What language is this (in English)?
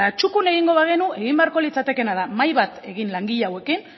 Basque